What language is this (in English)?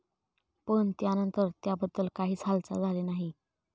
Marathi